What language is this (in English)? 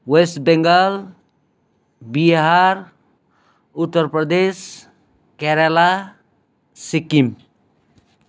Nepali